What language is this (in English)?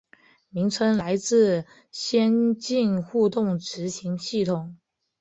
Chinese